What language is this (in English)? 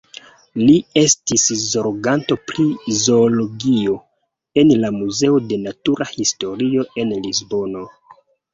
Esperanto